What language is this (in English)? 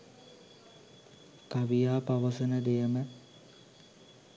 Sinhala